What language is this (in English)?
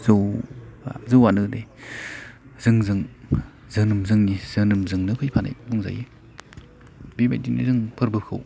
Bodo